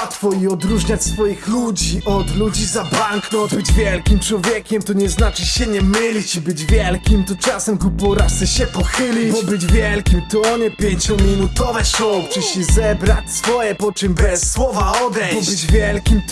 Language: Polish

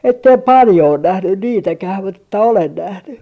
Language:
Finnish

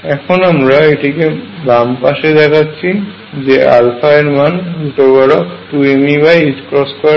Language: Bangla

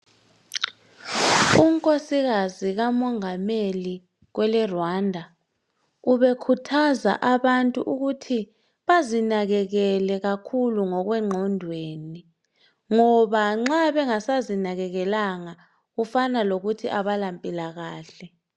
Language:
North Ndebele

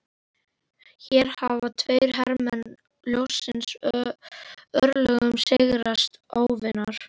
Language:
Icelandic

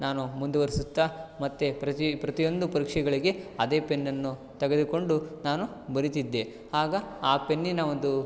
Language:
Kannada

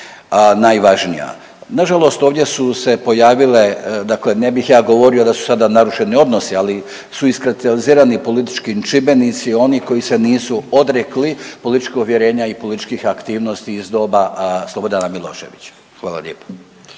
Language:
Croatian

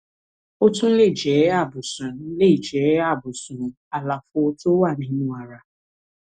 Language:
Yoruba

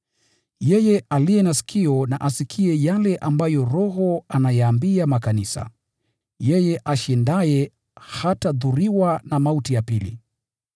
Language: Swahili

